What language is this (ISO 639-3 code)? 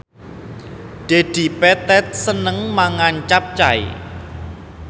jav